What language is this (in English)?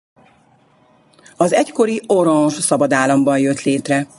Hungarian